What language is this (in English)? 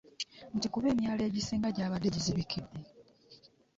Ganda